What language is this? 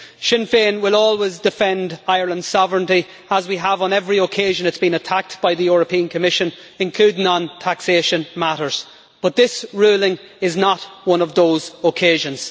English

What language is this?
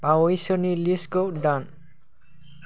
Bodo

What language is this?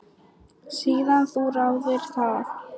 Icelandic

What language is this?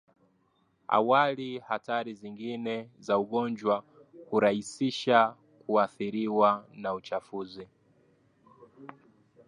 Swahili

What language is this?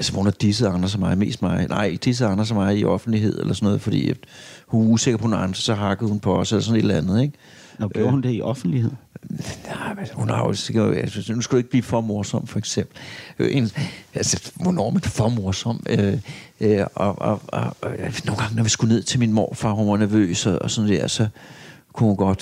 Danish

